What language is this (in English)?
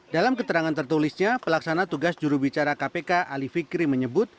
Indonesian